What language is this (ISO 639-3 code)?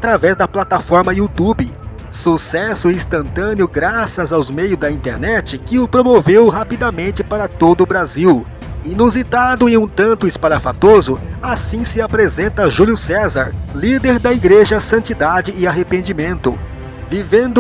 por